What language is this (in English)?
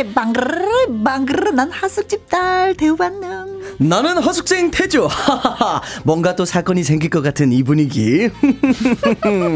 Korean